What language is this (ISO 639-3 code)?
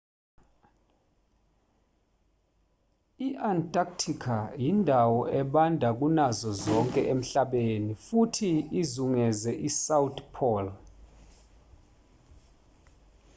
zul